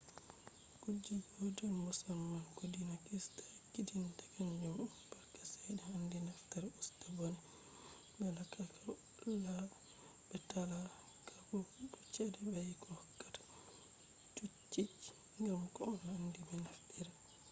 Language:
Fula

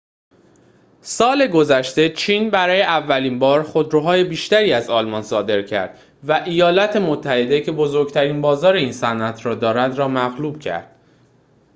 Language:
Persian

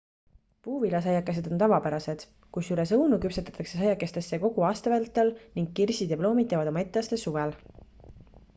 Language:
Estonian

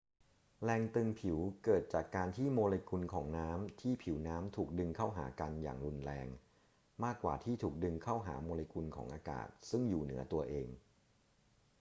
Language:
Thai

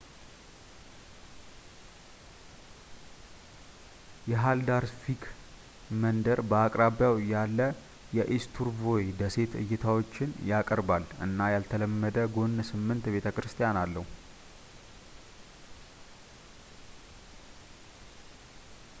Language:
Amharic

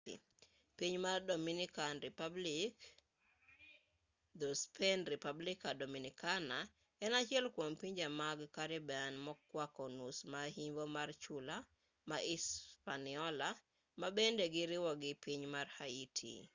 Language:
Luo (Kenya and Tanzania)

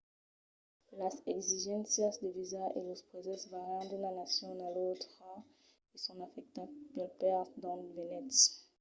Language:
Occitan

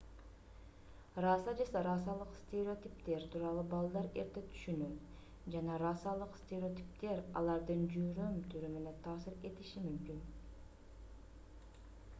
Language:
Kyrgyz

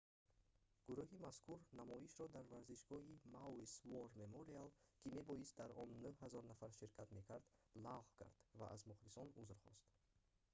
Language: Tajik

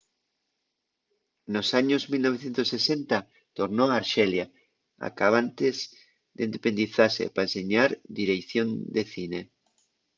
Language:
Asturian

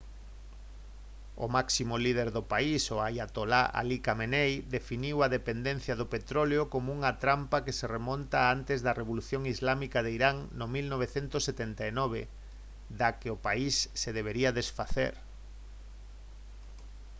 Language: Galician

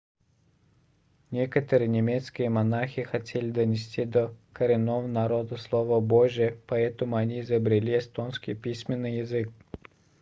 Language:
Russian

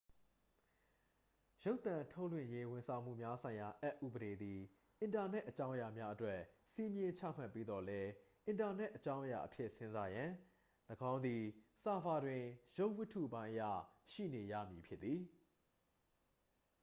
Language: Burmese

